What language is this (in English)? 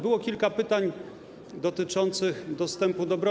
Polish